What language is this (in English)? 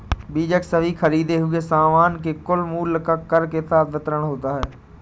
Hindi